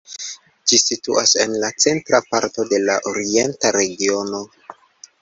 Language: Esperanto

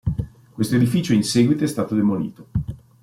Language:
Italian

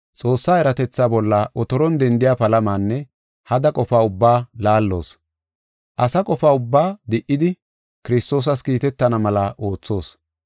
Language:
Gofa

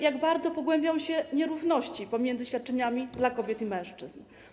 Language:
Polish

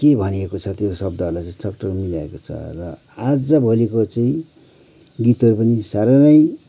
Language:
Nepali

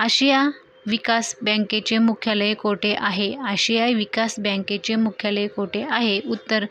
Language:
Marathi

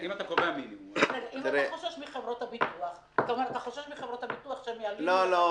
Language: Hebrew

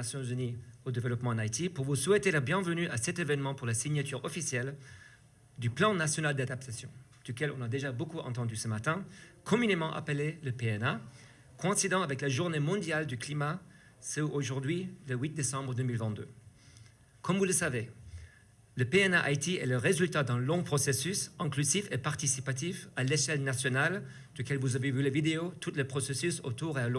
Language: French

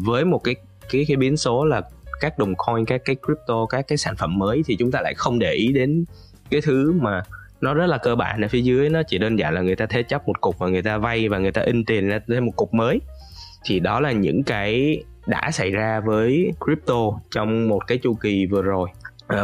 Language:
Vietnamese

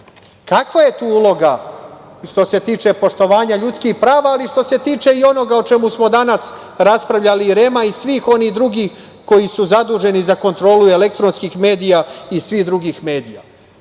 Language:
Serbian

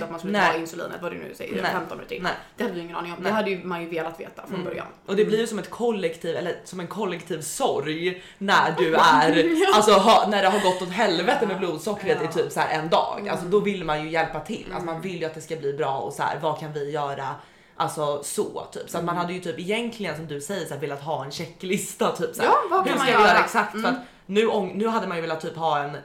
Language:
Swedish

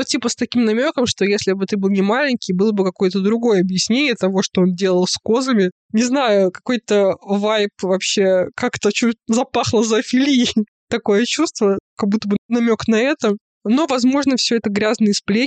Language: Russian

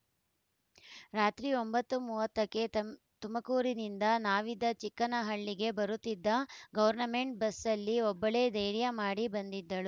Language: Kannada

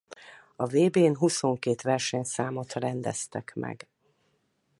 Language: Hungarian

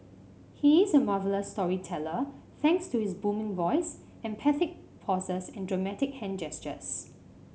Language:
English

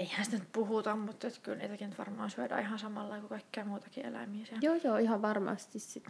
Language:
Finnish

